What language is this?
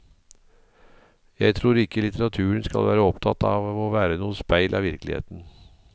Norwegian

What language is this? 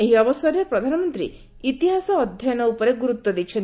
Odia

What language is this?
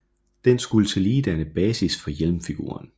Danish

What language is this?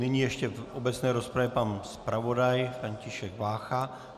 Czech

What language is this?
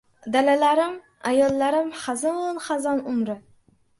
Uzbek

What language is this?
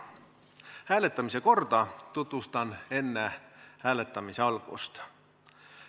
Estonian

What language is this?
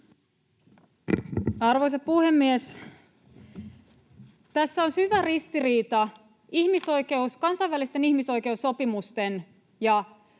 Finnish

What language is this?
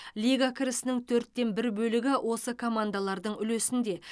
Kazakh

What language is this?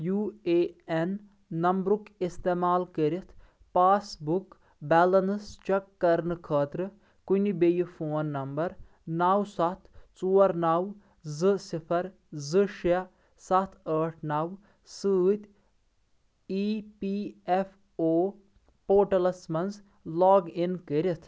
Kashmiri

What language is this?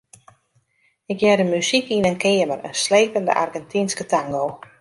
Western Frisian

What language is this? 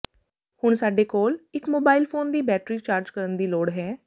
Punjabi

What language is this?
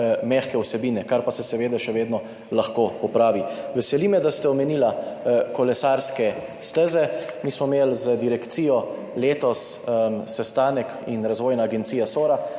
Slovenian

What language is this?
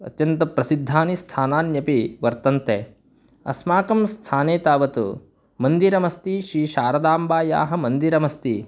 Sanskrit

